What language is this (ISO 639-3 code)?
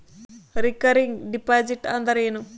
kan